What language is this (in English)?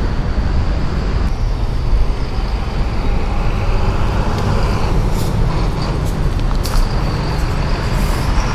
Portuguese